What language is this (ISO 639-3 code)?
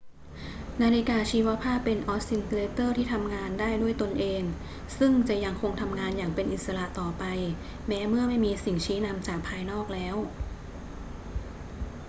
tha